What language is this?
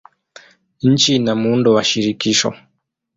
Swahili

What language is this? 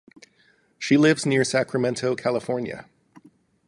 English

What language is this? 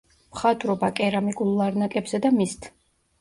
Georgian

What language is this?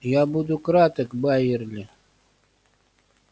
Russian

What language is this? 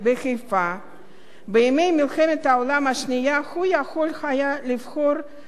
Hebrew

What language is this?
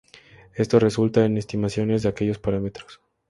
Spanish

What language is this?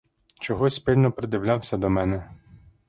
Ukrainian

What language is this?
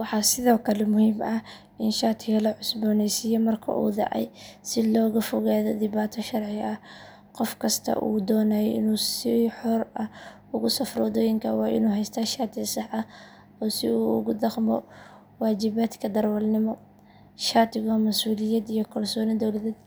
Somali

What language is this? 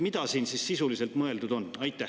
Estonian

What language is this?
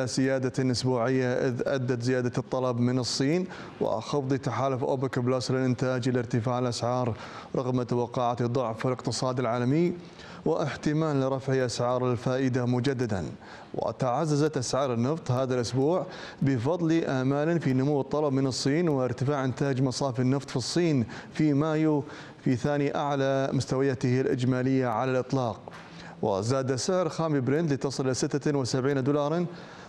Arabic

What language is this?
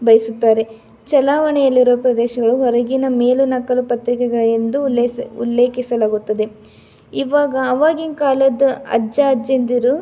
Kannada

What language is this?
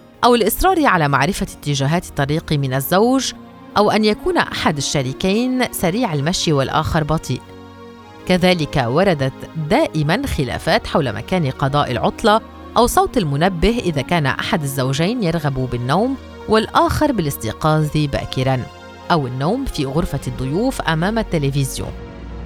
Arabic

